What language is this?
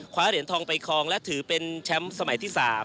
Thai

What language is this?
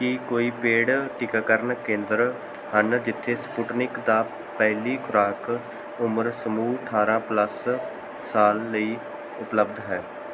Punjabi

